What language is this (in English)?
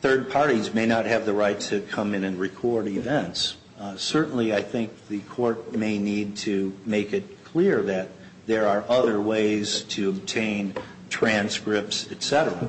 English